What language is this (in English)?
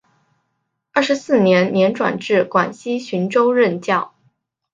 Chinese